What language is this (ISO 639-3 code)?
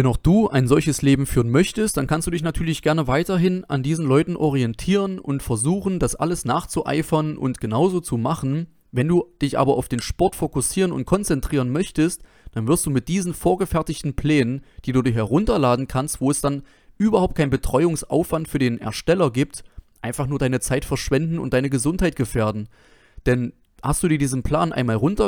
deu